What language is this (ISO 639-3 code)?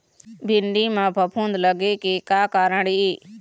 hne